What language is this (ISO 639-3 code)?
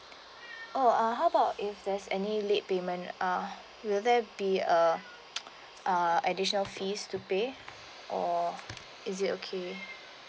eng